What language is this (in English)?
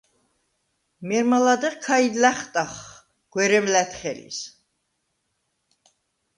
Svan